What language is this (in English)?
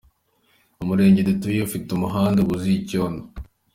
Kinyarwanda